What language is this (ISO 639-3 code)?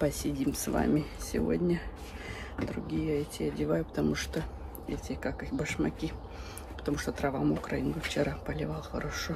rus